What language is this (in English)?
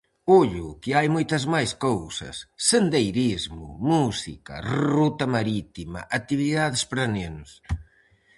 Galician